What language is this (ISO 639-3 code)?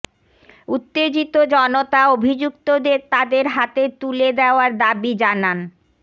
ben